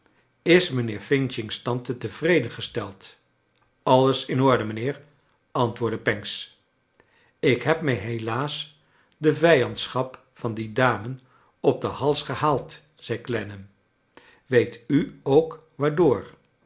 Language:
Dutch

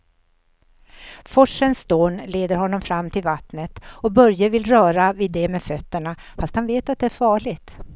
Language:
Swedish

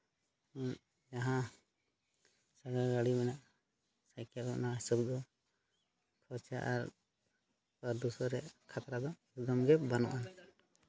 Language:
Santali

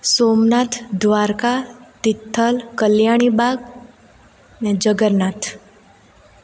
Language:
Gujarati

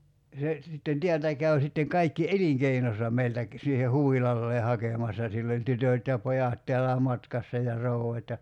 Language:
Finnish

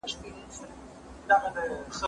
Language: Pashto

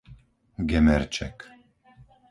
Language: Slovak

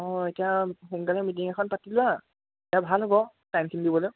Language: Assamese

